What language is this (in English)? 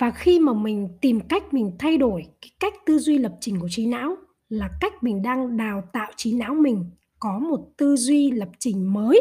Vietnamese